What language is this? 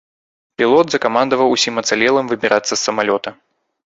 Belarusian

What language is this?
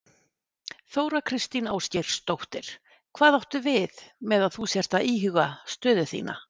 Icelandic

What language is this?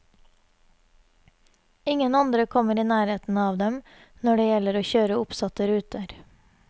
Norwegian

